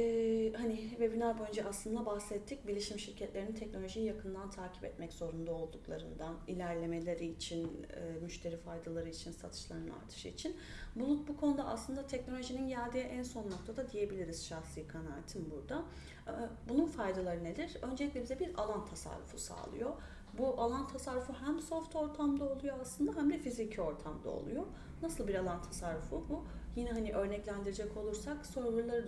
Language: Turkish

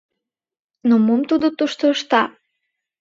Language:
Mari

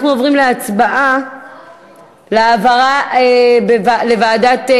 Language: Hebrew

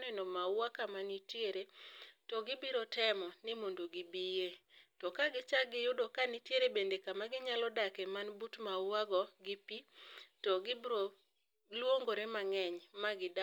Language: Luo (Kenya and Tanzania)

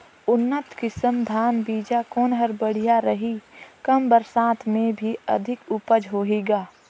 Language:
Chhattisgarhi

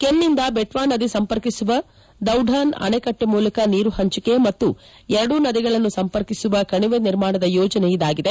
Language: Kannada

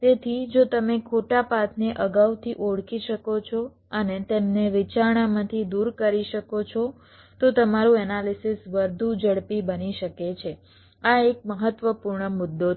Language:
Gujarati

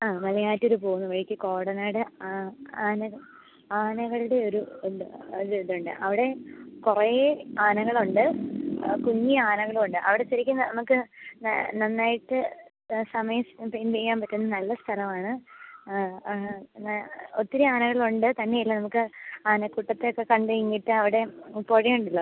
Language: Malayalam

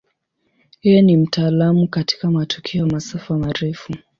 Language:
Swahili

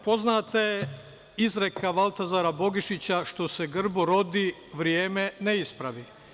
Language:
Serbian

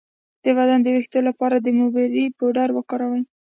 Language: Pashto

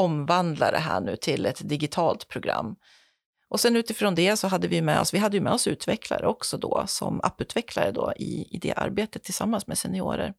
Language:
Swedish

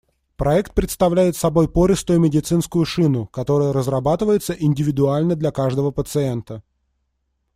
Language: Russian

